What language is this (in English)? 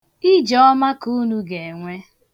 Igbo